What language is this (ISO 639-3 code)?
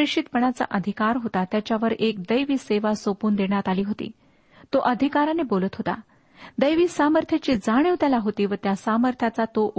mar